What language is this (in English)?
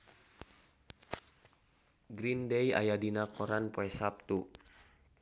Sundanese